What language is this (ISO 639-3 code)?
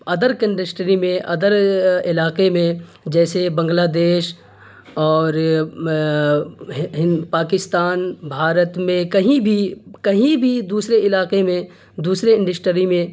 urd